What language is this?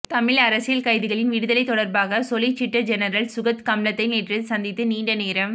Tamil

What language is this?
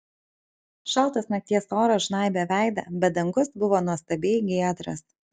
Lithuanian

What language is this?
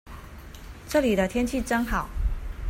Chinese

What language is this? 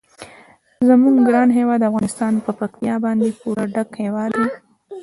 Pashto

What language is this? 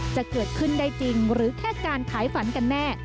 Thai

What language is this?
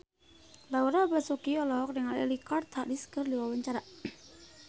Sundanese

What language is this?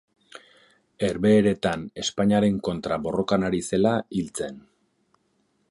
Basque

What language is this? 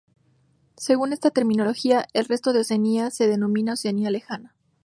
Spanish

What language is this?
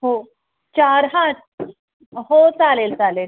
Marathi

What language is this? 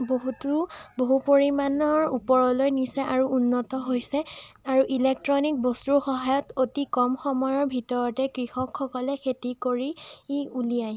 Assamese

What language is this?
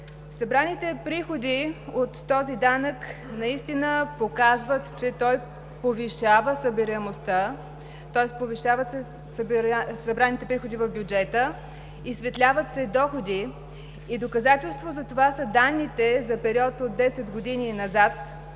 Bulgarian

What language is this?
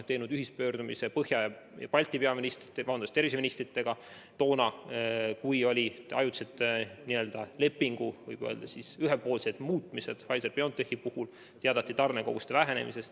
Estonian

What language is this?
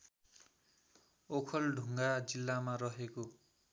Nepali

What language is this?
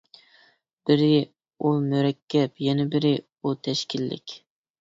Uyghur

